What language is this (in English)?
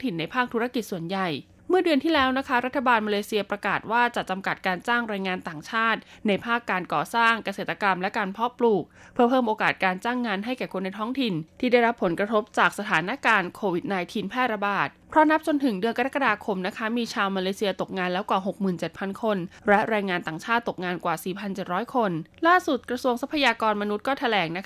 Thai